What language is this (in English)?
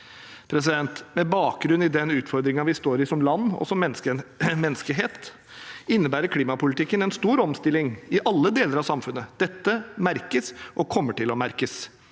Norwegian